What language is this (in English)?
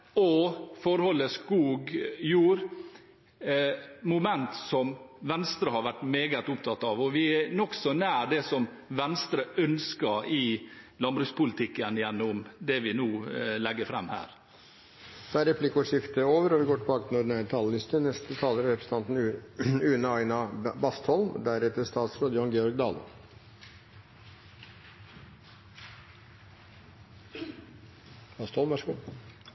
Norwegian Bokmål